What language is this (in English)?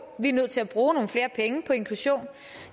Danish